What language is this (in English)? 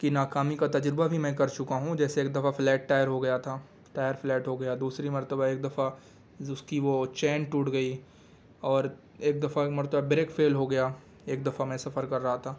Urdu